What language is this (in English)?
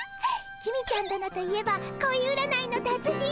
Japanese